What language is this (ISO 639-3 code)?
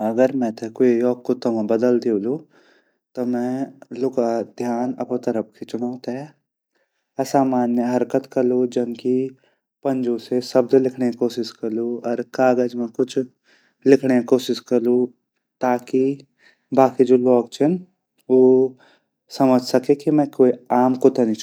gbm